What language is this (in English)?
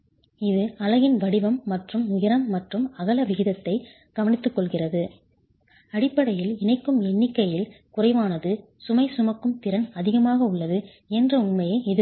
Tamil